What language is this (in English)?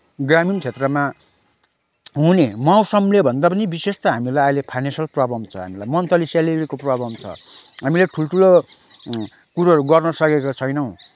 Nepali